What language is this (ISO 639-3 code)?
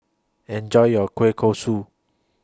eng